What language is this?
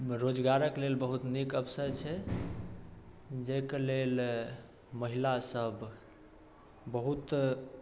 Maithili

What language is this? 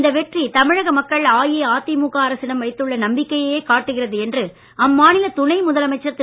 Tamil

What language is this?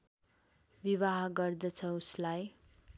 Nepali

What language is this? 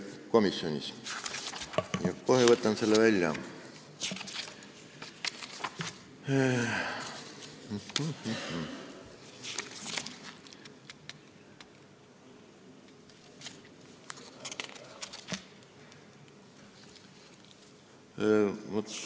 Estonian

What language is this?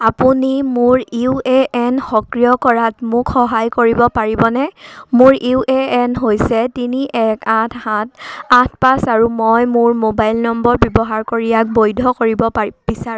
Assamese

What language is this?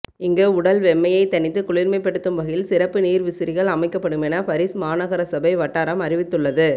Tamil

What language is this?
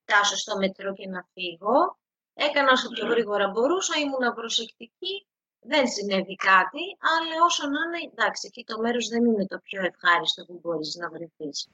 Greek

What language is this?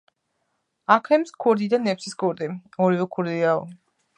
Georgian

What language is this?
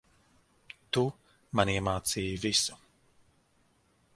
Latvian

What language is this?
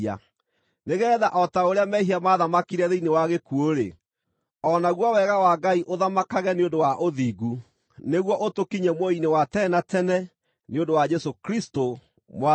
Kikuyu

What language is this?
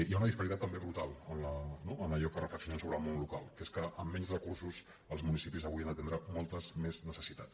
Catalan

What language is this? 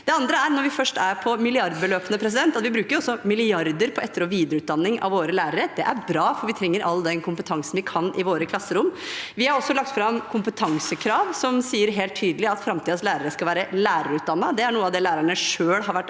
Norwegian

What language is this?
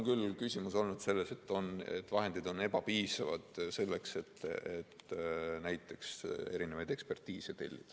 Estonian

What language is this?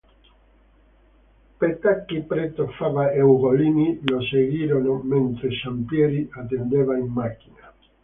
Italian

